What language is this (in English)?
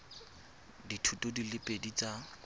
Tswana